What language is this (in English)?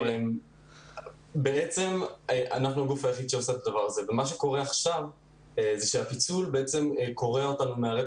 Hebrew